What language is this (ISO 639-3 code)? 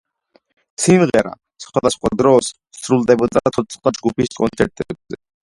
kat